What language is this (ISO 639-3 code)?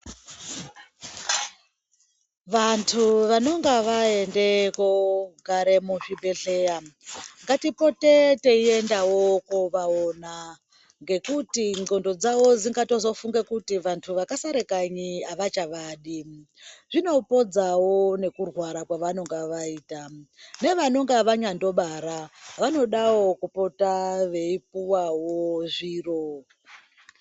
ndc